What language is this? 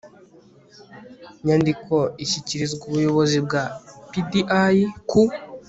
Kinyarwanda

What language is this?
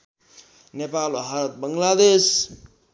Nepali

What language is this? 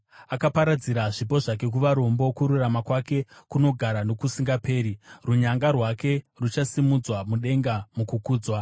Shona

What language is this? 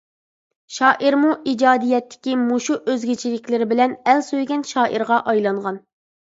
Uyghur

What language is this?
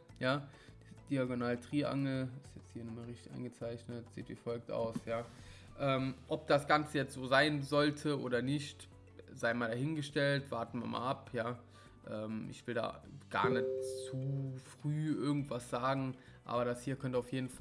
German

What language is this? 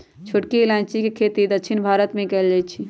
Magahi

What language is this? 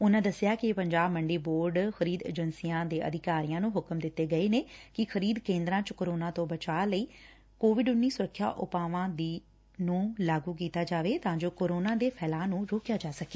Punjabi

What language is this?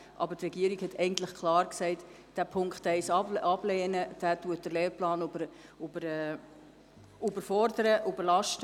Swiss German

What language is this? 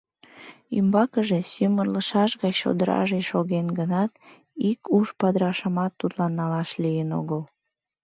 Mari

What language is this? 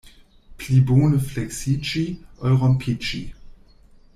Esperanto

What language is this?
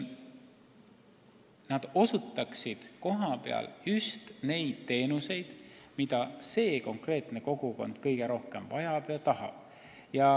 Estonian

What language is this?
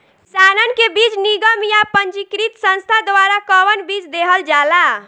Bhojpuri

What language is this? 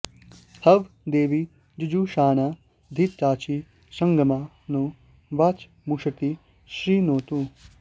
Sanskrit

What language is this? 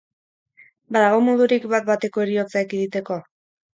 Basque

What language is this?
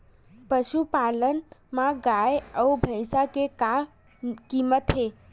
Chhattisgarhi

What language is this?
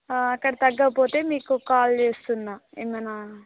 Telugu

